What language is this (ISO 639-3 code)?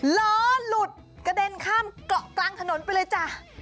tha